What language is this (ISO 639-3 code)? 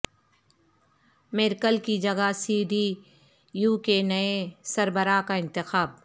urd